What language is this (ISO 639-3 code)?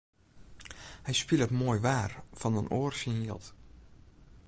fry